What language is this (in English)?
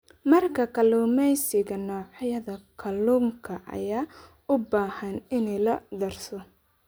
Somali